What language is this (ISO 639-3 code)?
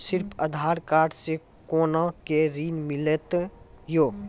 mai